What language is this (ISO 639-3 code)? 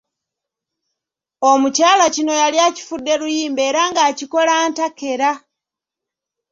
lug